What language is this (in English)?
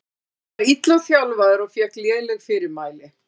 Icelandic